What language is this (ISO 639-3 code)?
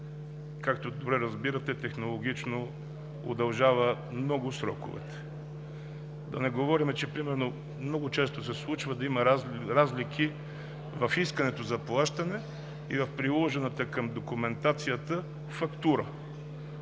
bul